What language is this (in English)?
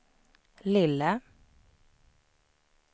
Swedish